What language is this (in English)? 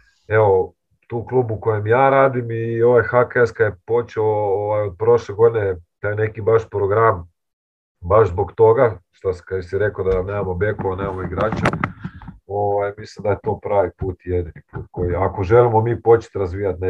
Croatian